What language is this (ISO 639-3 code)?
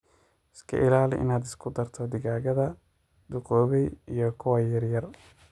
som